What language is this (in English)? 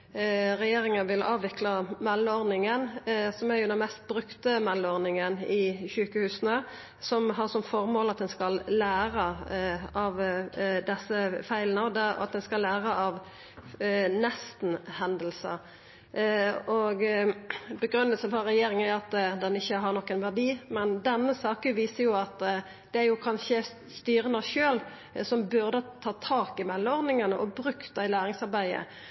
Norwegian Nynorsk